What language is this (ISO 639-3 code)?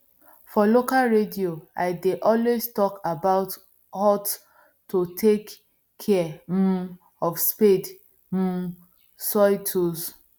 pcm